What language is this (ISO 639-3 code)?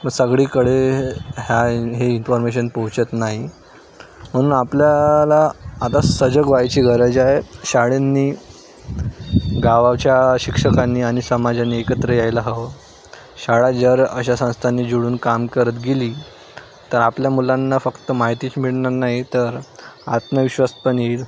mar